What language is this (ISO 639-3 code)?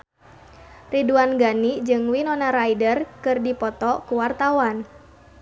sun